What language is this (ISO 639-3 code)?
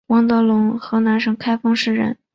zho